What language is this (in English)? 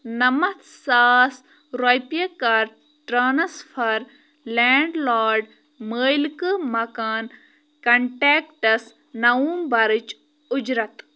Kashmiri